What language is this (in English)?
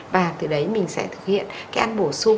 Vietnamese